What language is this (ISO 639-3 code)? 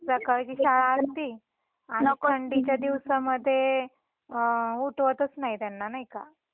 mar